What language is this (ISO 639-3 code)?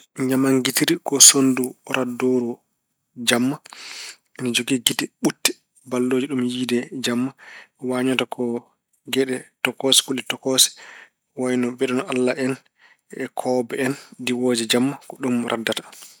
ful